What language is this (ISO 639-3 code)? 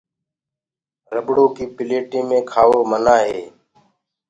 ggg